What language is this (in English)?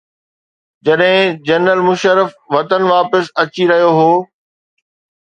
Sindhi